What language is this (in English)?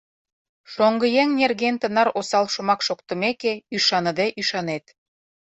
Mari